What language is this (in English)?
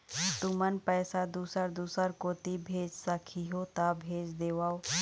Chhattisgarhi